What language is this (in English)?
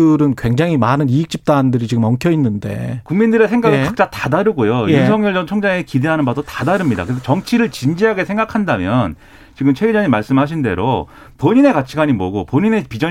Korean